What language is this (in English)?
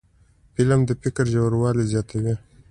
Pashto